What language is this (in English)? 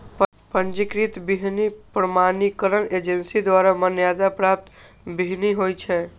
Maithili